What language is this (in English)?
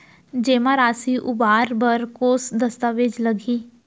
Chhattisgarhi